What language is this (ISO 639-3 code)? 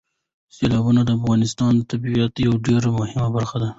pus